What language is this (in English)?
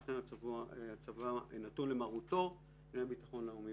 Hebrew